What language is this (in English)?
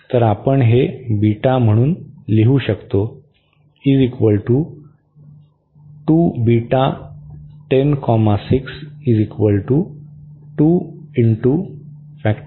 Marathi